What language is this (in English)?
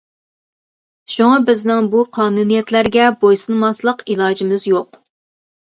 Uyghur